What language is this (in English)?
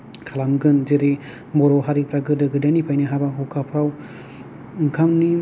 Bodo